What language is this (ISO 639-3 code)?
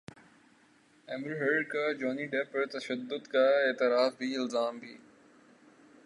urd